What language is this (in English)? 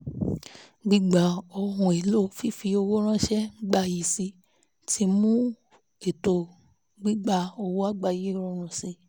Yoruba